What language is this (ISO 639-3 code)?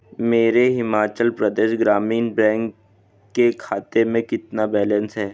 hin